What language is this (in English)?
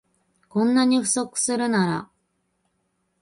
Japanese